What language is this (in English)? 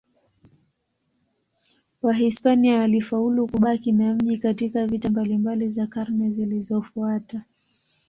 Swahili